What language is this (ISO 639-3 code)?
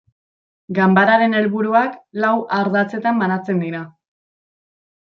eus